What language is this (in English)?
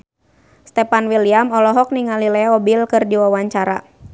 Sundanese